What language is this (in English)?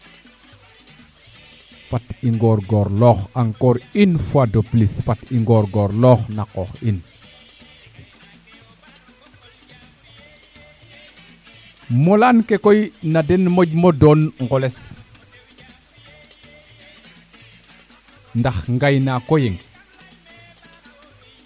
Serer